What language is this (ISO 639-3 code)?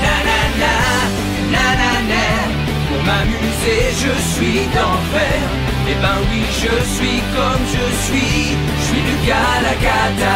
fra